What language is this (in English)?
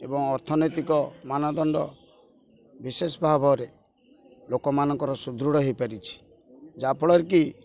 Odia